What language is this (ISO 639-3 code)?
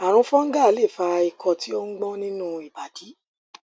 yor